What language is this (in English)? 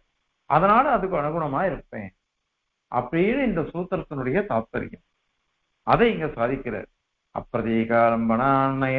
Tamil